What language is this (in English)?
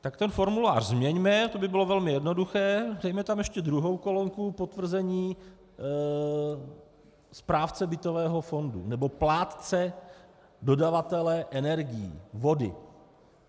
Czech